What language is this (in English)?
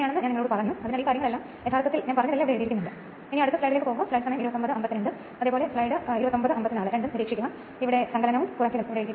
Malayalam